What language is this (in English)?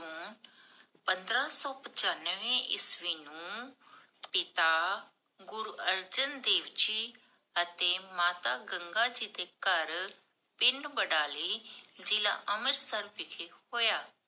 Punjabi